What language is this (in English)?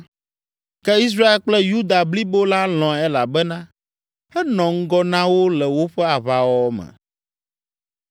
Ewe